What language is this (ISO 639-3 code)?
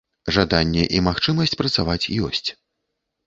bel